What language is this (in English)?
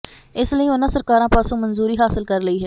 Punjabi